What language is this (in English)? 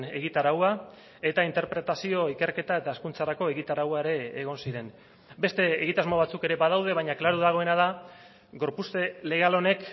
Basque